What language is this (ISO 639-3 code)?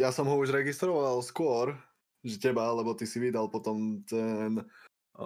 slk